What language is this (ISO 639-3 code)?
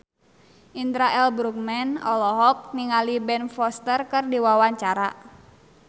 sun